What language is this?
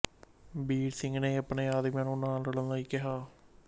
Punjabi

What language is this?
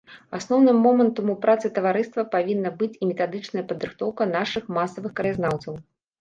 Belarusian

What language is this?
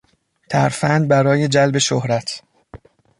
Persian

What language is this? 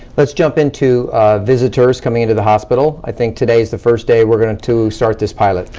English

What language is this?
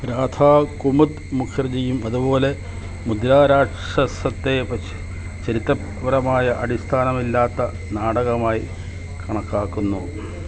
Malayalam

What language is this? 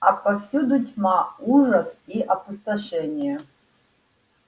Russian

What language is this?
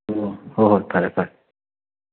Manipuri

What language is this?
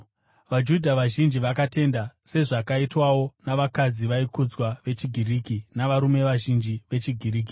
Shona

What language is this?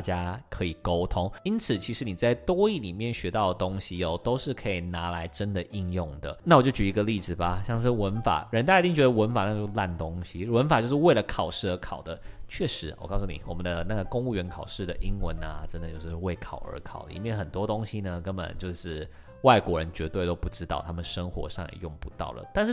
Chinese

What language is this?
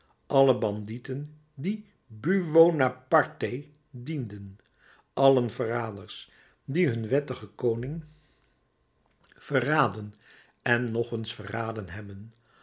Dutch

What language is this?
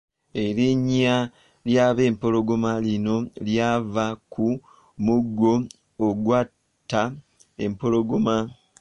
Ganda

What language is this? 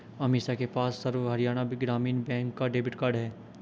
Hindi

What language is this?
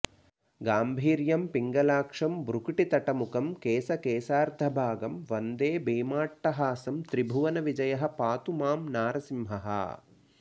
Sanskrit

